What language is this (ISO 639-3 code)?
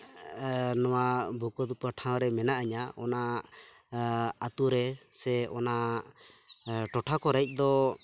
sat